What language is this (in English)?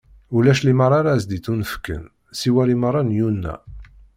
Kabyle